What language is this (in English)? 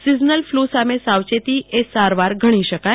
Gujarati